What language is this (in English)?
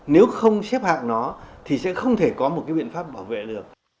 Vietnamese